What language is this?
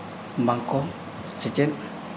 Santali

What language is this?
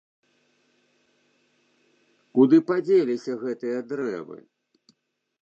Belarusian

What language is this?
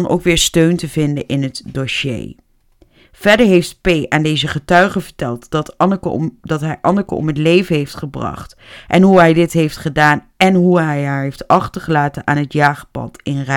Dutch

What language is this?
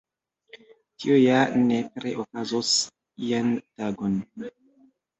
Esperanto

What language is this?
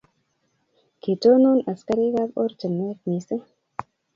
Kalenjin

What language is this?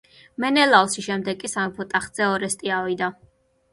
Georgian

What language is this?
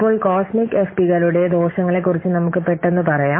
Malayalam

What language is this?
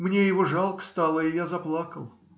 Russian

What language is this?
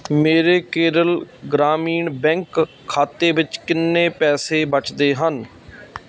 Punjabi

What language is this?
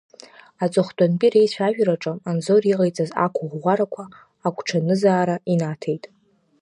Abkhazian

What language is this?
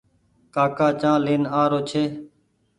Goaria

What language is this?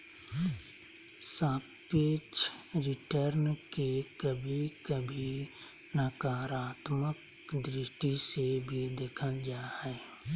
Magahi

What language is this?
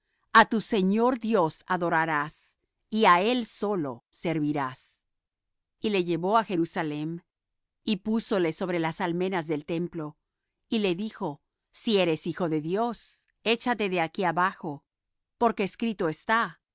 Spanish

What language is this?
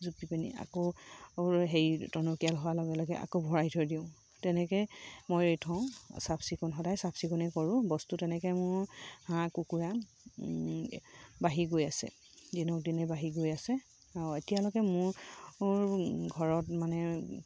Assamese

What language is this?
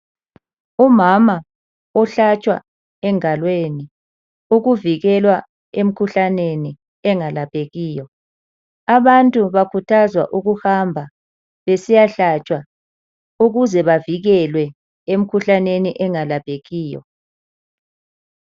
North Ndebele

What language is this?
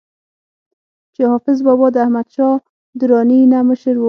Pashto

